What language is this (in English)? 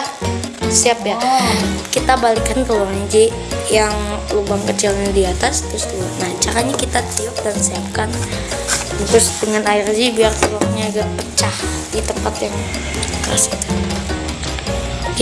Indonesian